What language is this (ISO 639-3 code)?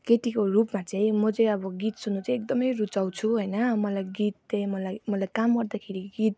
nep